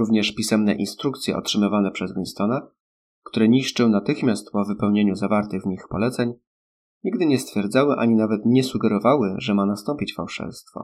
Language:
Polish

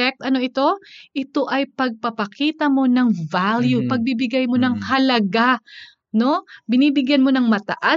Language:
Filipino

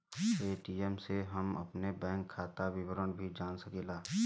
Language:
Bhojpuri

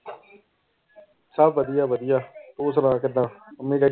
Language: Punjabi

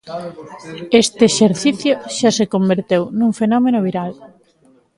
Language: Galician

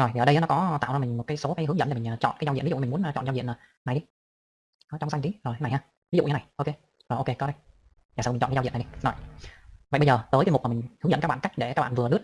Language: Vietnamese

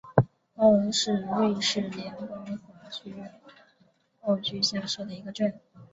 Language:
Chinese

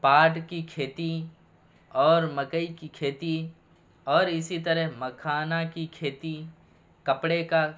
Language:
Urdu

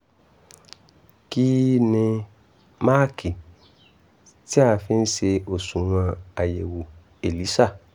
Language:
Yoruba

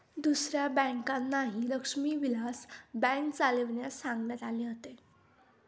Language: Marathi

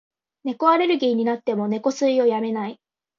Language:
Japanese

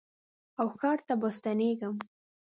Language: Pashto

